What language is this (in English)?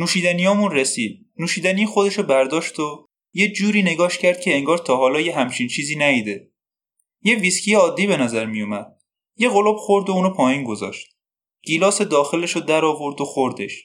Persian